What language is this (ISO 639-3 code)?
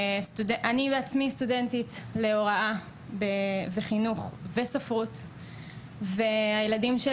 heb